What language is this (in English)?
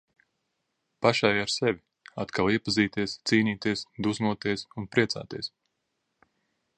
Latvian